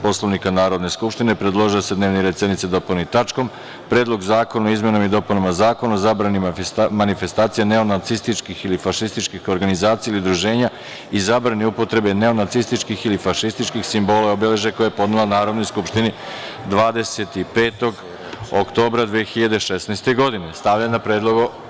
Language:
Serbian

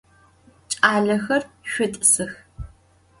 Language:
Adyghe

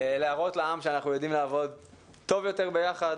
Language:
Hebrew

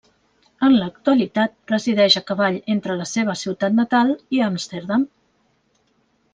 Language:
Catalan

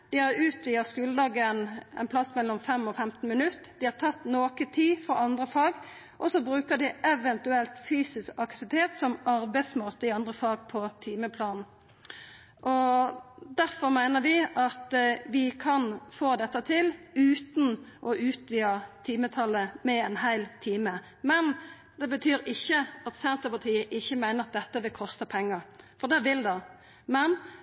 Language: Norwegian Nynorsk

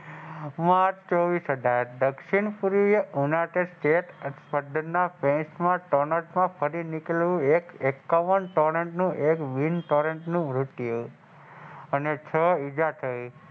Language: Gujarati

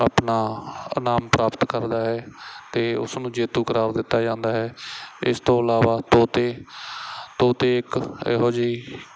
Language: Punjabi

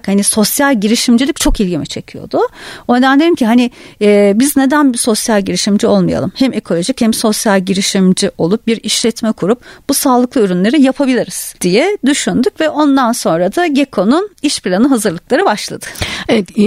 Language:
Turkish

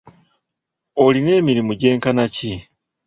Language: Ganda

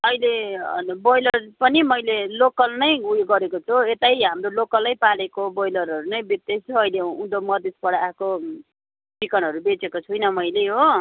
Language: Nepali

